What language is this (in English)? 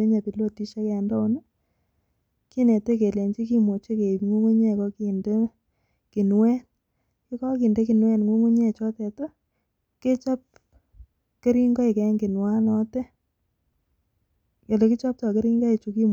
Kalenjin